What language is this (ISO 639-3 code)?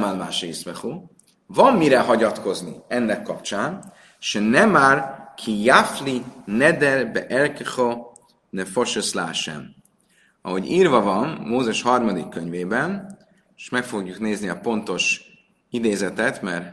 hun